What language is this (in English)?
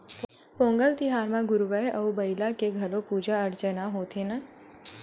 Chhattisgarhi